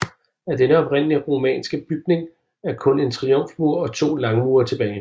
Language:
Danish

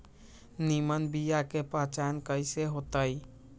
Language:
Magahi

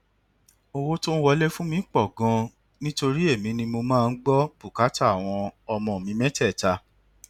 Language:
Yoruba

